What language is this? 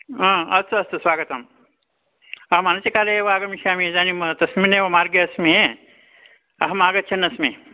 Sanskrit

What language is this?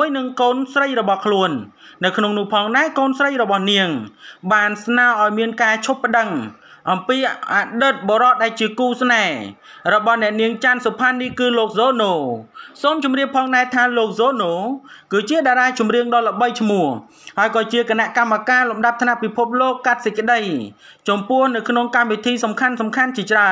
Thai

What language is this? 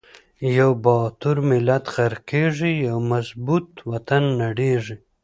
Pashto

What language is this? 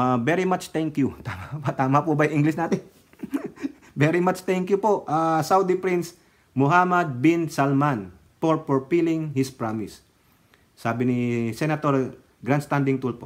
Filipino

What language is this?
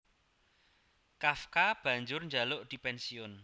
Javanese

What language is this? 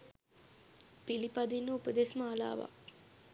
Sinhala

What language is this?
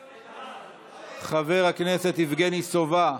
Hebrew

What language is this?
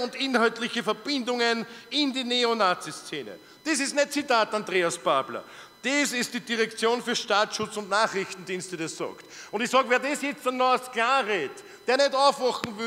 German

